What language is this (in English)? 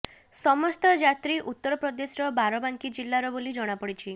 Odia